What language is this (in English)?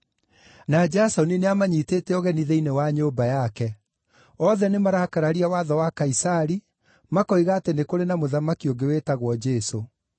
Kikuyu